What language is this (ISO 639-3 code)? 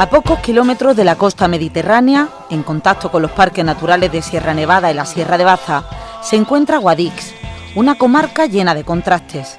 spa